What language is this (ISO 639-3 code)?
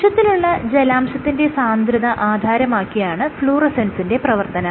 mal